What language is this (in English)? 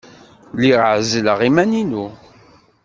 Kabyle